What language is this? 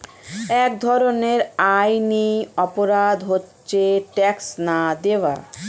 Bangla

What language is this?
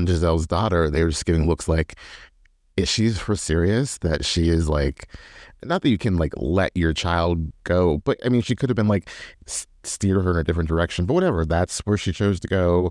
English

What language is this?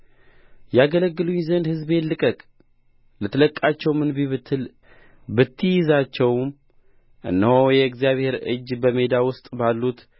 Amharic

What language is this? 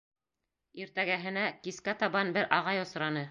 Bashkir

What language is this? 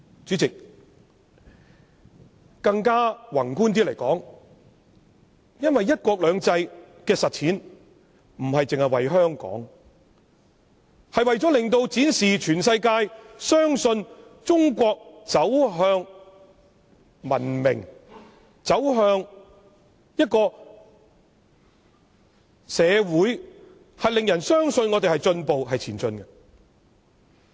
Cantonese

